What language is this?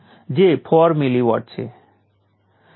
Gujarati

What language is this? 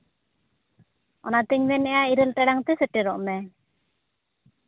Santali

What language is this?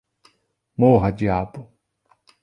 Portuguese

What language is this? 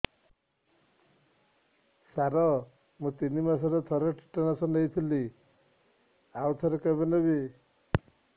Odia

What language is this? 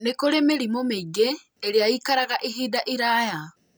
Kikuyu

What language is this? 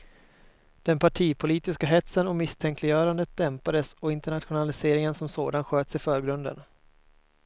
Swedish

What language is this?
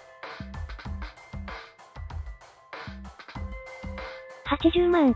Japanese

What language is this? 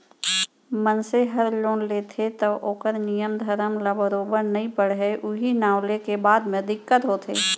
Chhattisgarhi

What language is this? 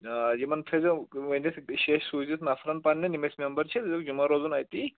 Kashmiri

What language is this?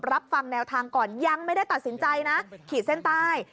Thai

